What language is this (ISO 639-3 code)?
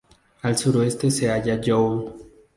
spa